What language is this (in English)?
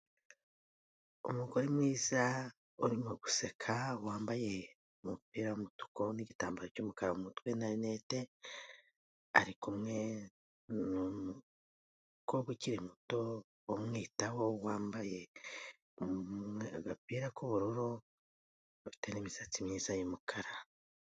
Kinyarwanda